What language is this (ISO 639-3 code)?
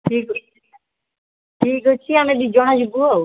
ori